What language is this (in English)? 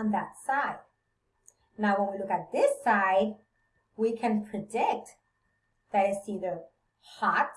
English